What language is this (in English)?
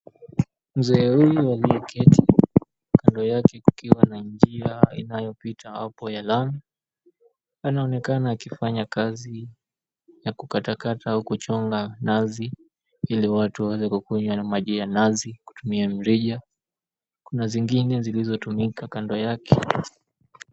Swahili